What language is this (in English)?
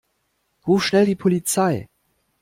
German